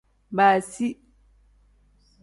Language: Tem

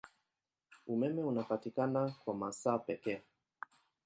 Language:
Swahili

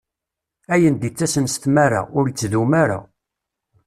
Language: Kabyle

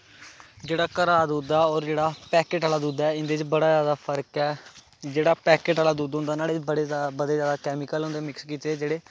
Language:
Dogri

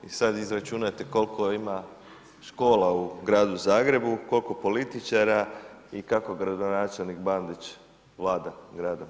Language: Croatian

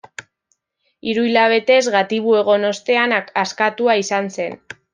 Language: Basque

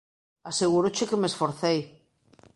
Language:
Galician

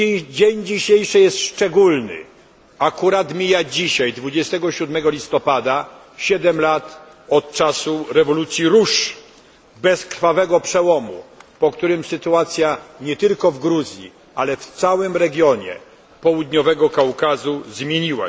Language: Polish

